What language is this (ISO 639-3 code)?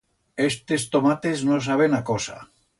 arg